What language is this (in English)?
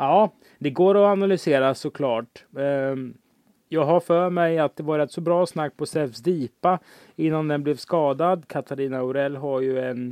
Swedish